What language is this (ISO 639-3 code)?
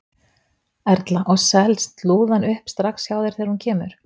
isl